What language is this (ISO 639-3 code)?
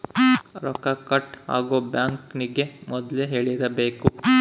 kan